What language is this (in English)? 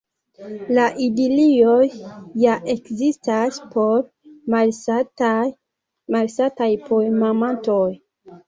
Esperanto